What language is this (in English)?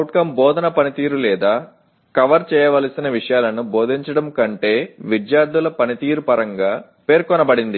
Telugu